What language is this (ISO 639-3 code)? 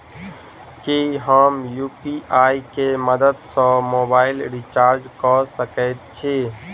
mai